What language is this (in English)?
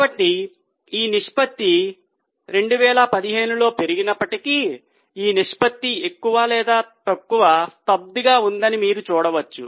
Telugu